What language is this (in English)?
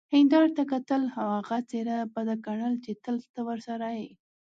Pashto